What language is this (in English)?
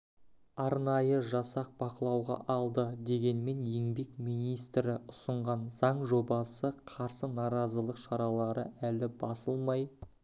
Kazakh